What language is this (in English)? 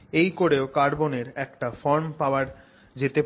Bangla